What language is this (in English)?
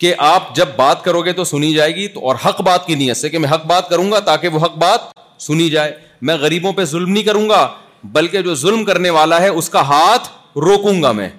Urdu